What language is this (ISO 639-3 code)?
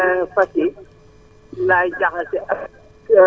wol